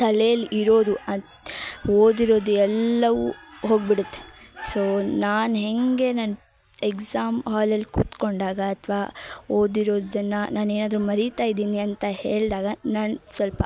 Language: Kannada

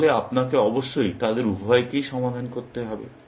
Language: Bangla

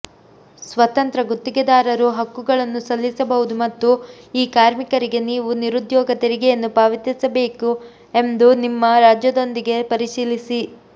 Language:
Kannada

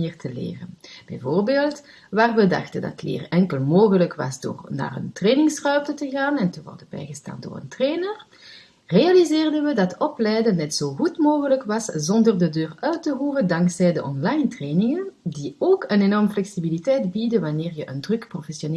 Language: Dutch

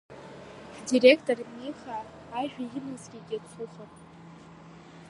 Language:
Abkhazian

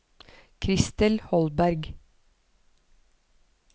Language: Norwegian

